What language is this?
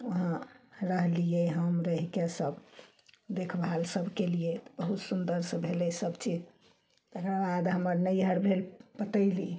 Maithili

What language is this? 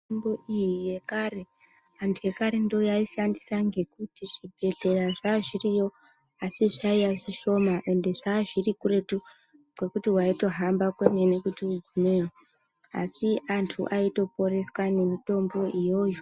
Ndau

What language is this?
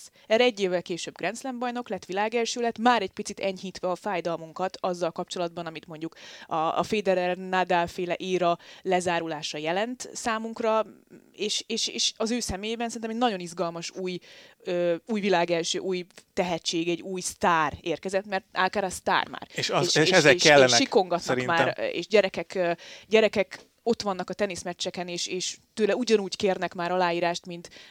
Hungarian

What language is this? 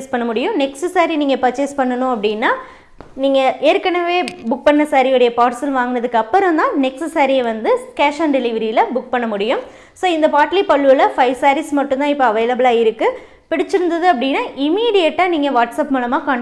Tamil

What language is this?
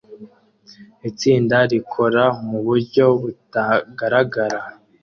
Kinyarwanda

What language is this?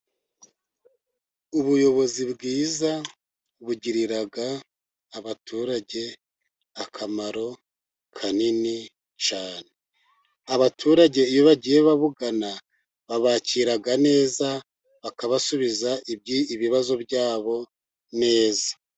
Kinyarwanda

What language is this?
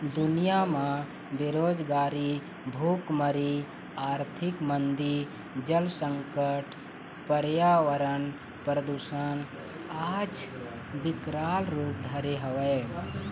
Chhattisgarhi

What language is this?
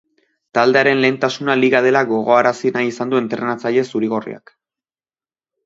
Basque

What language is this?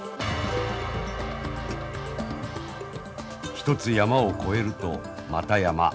Japanese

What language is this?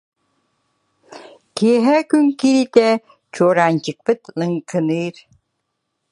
Yakut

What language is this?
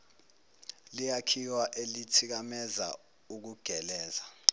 Zulu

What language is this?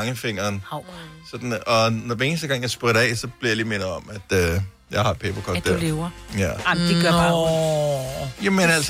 Danish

